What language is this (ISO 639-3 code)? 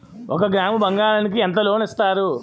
tel